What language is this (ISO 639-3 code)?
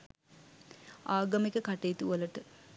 sin